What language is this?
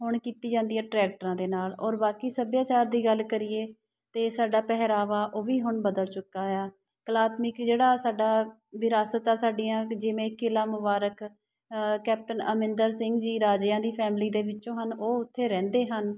Punjabi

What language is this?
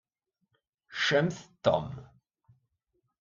Kabyle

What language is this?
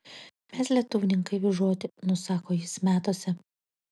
Lithuanian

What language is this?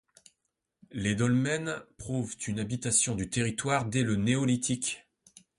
French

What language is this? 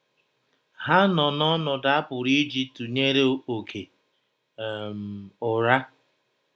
Igbo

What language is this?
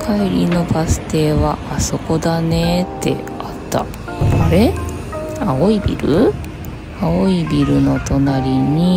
Japanese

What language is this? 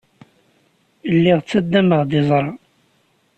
Kabyle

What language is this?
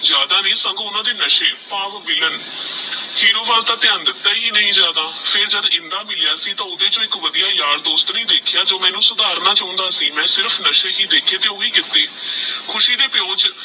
Punjabi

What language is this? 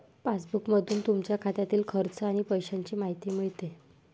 Marathi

